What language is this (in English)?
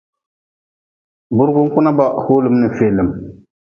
Nawdm